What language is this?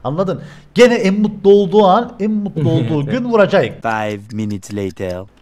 Turkish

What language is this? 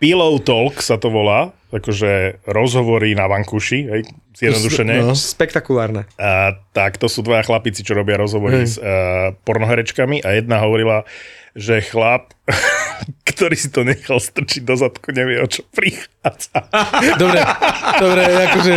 Slovak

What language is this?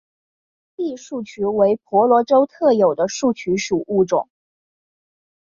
Chinese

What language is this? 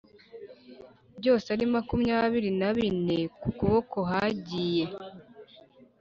Kinyarwanda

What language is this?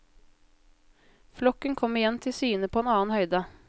Norwegian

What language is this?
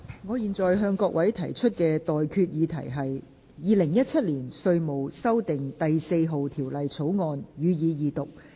Cantonese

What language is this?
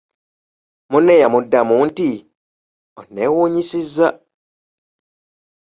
Ganda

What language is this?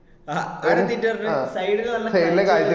Malayalam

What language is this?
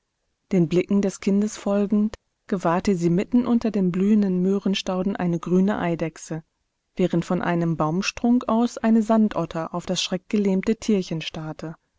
German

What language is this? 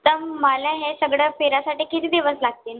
Marathi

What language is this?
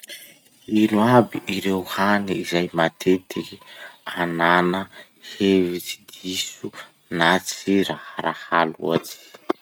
Masikoro Malagasy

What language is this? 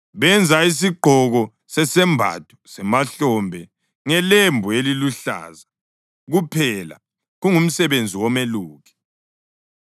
North Ndebele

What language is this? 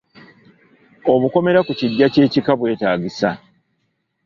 Ganda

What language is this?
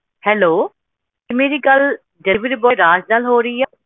Punjabi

